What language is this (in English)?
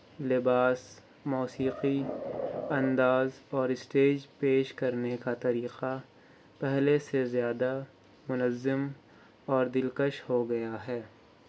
Urdu